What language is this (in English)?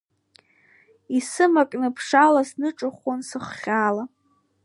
Abkhazian